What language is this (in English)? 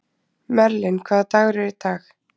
Icelandic